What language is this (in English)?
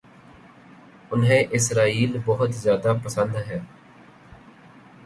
Urdu